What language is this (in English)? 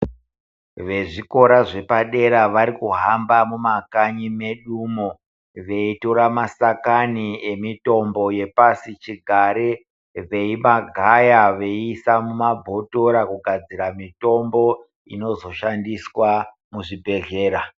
Ndau